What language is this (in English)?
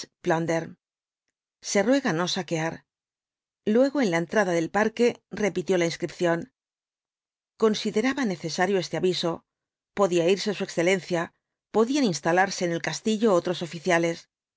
Spanish